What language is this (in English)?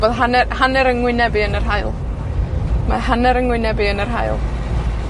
Welsh